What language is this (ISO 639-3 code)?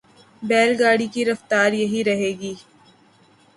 urd